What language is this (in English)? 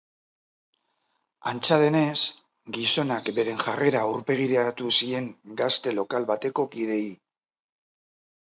Basque